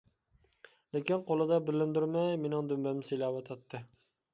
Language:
Uyghur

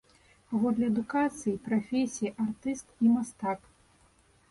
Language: Belarusian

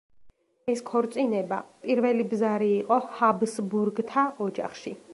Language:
Georgian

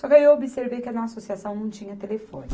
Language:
Portuguese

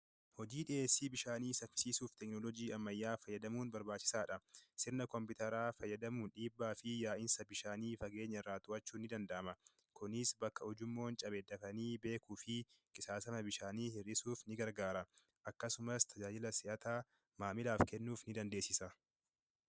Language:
Oromo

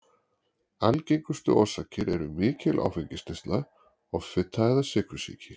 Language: Icelandic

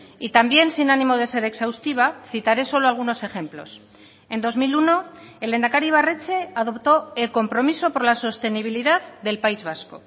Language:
Spanish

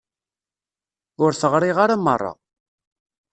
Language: Kabyle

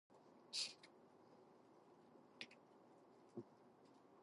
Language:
English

